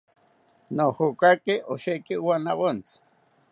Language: South Ucayali Ashéninka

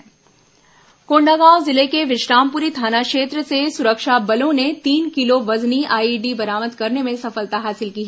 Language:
Hindi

